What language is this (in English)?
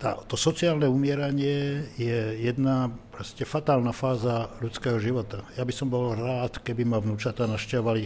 Slovak